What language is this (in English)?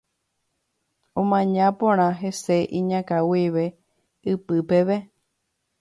Guarani